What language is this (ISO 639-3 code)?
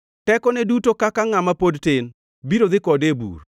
luo